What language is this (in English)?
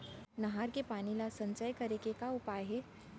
Chhattisgarhi